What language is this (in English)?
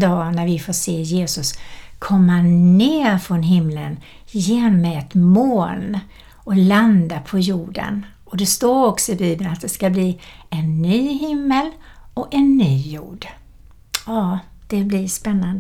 Swedish